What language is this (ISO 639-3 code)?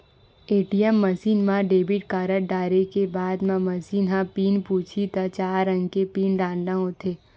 hne